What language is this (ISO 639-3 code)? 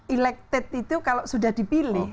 ind